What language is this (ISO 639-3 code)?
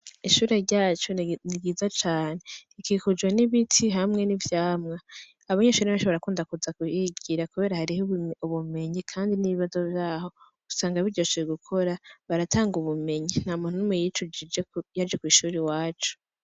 run